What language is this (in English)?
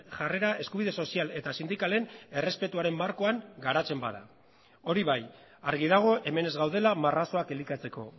Basque